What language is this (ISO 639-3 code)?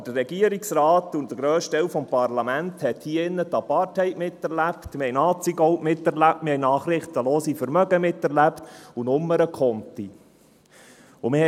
gsw